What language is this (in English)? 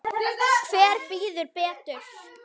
Icelandic